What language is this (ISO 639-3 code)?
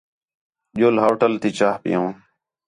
xhe